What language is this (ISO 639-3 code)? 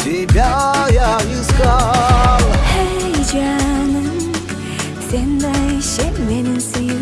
tur